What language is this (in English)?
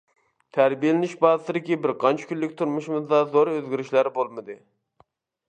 Uyghur